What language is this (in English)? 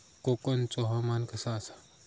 Marathi